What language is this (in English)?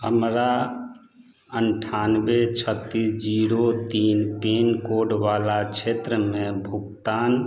Maithili